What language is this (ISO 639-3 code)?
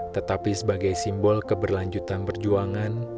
ind